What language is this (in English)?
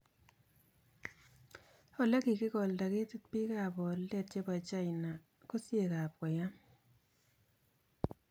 Kalenjin